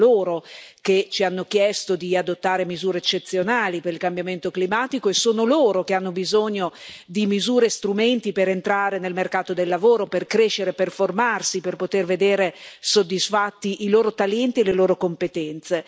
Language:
Italian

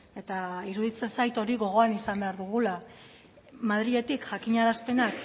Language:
Basque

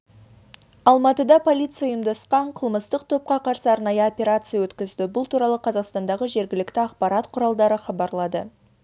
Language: Kazakh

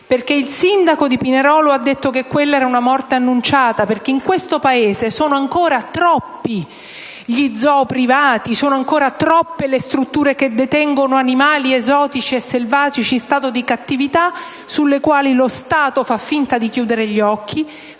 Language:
Italian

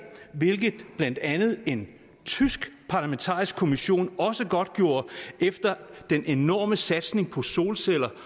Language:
Danish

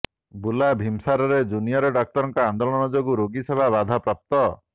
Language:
Odia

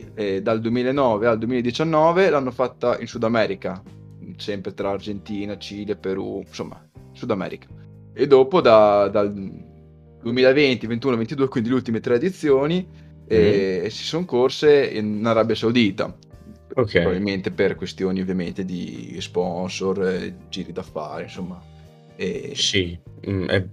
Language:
Italian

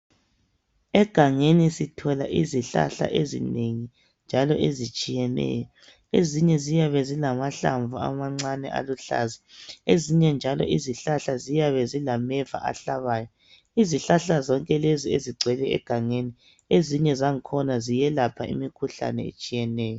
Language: North Ndebele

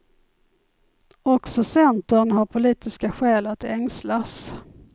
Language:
Swedish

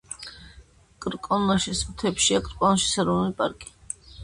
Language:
Georgian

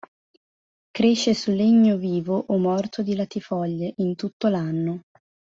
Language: Italian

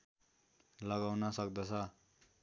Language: Nepali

